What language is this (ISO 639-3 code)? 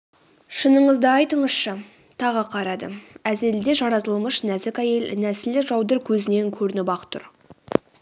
kaz